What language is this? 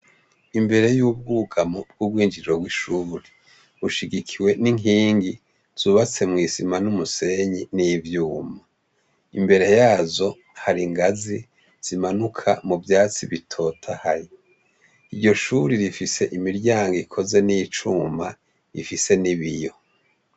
Rundi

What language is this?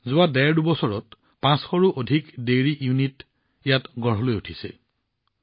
Assamese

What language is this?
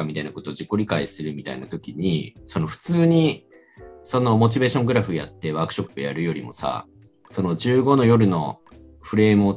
Japanese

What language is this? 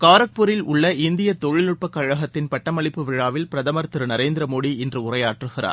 Tamil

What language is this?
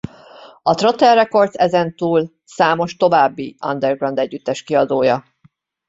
Hungarian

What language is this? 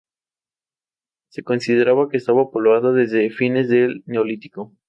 Spanish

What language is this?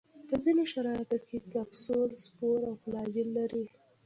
Pashto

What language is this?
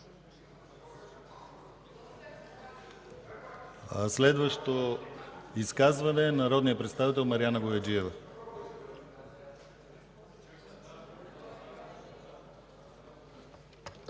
Bulgarian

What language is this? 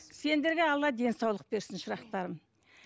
Kazakh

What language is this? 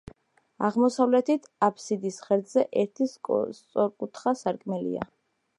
Georgian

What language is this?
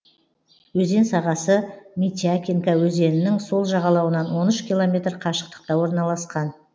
Kazakh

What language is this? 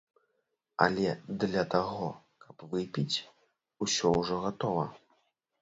Belarusian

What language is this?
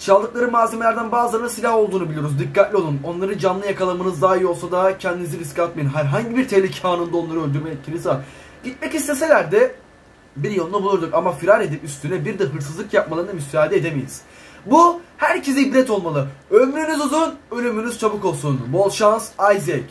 Turkish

